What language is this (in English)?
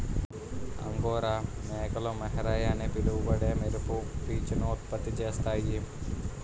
Telugu